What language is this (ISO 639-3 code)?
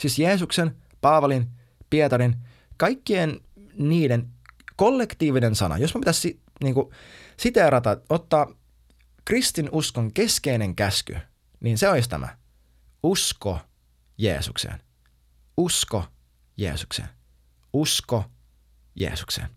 fin